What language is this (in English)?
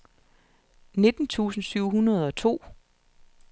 Danish